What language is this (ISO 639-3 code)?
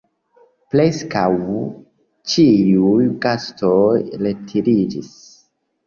epo